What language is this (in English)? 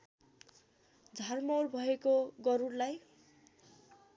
Nepali